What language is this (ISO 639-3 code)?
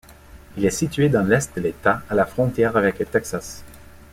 fra